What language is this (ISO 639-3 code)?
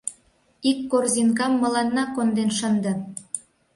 chm